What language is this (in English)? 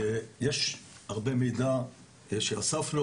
Hebrew